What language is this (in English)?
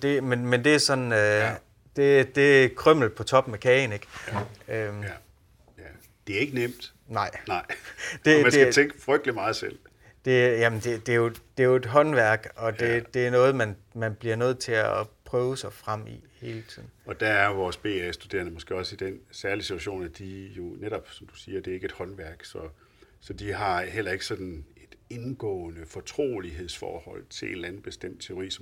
Danish